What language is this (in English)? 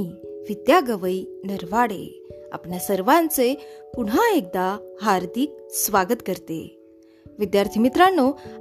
Marathi